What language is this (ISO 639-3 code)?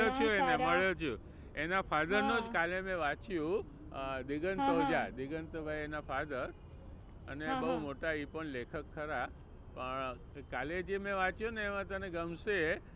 guj